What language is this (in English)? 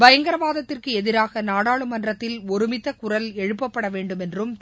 Tamil